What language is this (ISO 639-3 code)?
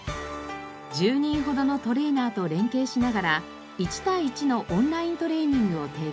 jpn